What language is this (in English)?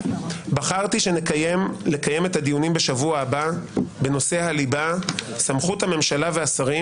Hebrew